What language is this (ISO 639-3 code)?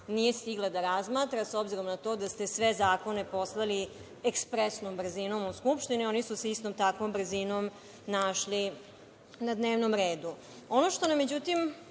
srp